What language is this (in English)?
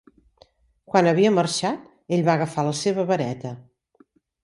Catalan